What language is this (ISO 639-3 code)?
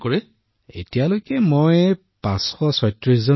asm